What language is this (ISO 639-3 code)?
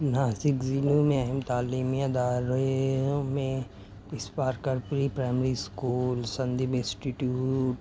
urd